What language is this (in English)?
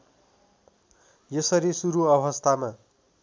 Nepali